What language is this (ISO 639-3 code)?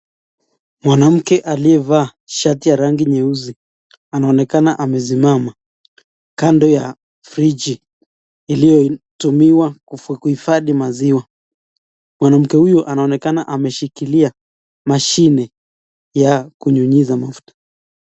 swa